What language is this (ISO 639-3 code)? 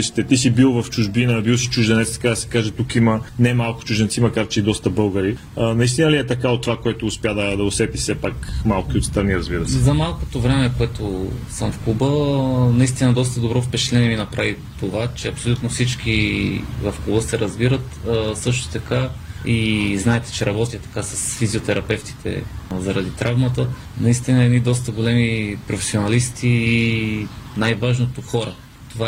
bul